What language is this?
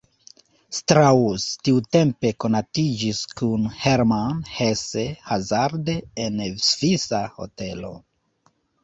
Esperanto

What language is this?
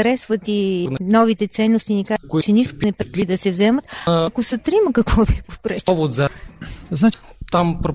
Bulgarian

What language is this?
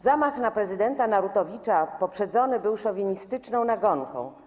Polish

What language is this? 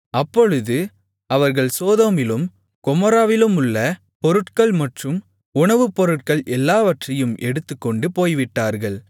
Tamil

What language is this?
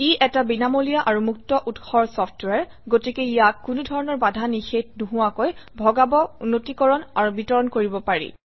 Assamese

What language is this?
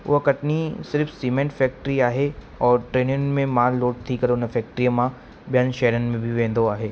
Sindhi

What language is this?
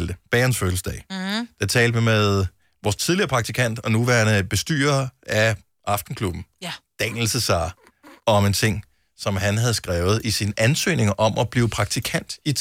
Danish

